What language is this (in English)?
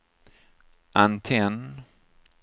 Swedish